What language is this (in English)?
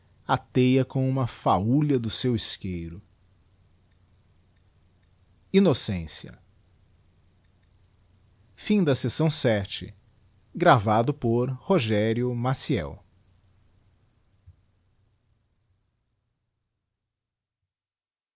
Portuguese